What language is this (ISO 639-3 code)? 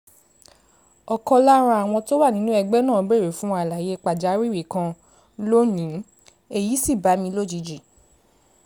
yor